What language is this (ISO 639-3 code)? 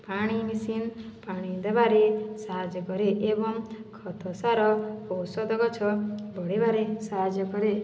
ori